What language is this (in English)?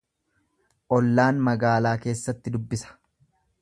Oromo